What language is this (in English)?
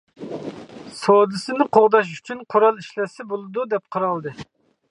Uyghur